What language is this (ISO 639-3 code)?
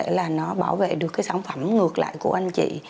vie